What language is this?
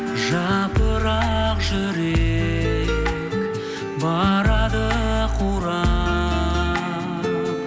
Kazakh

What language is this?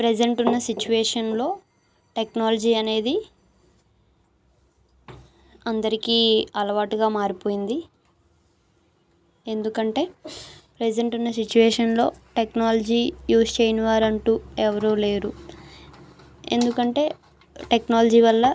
Telugu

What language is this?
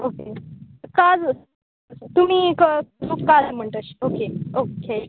Konkani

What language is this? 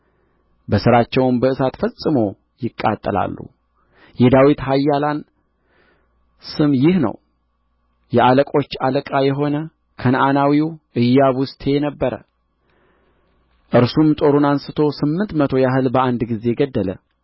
Amharic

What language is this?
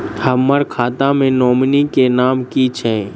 Maithili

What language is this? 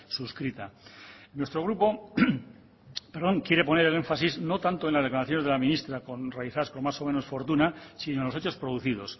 Spanish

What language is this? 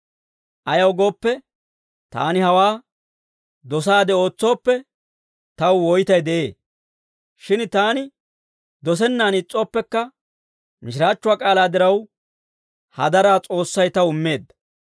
Dawro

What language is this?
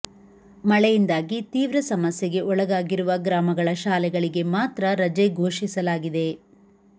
Kannada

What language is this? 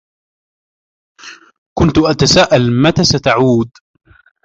Arabic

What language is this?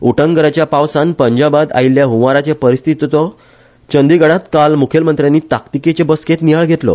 Konkani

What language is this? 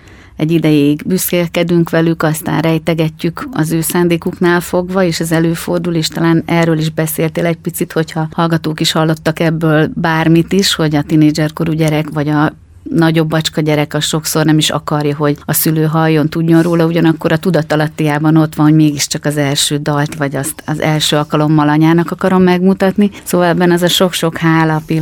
Hungarian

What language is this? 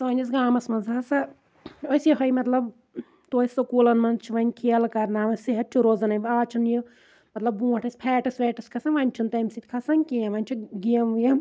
Kashmiri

